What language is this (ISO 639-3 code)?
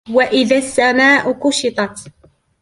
ara